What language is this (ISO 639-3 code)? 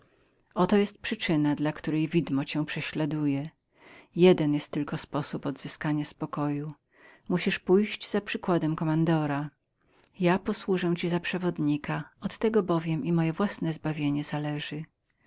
pol